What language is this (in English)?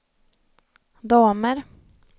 Swedish